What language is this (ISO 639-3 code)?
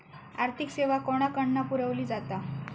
mar